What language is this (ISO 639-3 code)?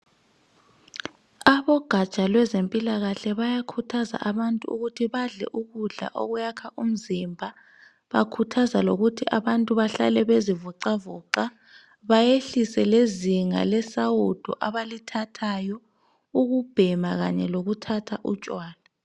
nde